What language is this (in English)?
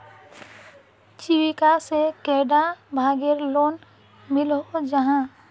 Magahi